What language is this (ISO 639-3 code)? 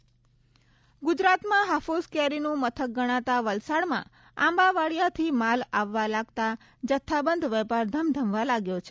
guj